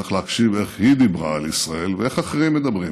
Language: Hebrew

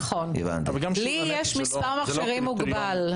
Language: Hebrew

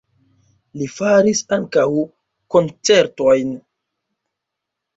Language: Esperanto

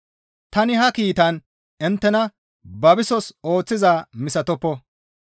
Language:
Gamo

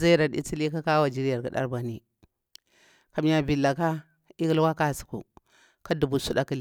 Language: Bura-Pabir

